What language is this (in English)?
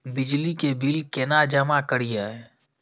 Maithili